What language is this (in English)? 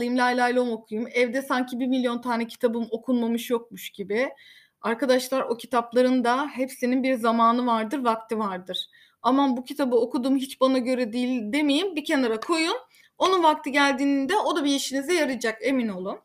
Turkish